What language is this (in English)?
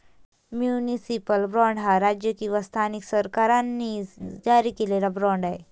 Marathi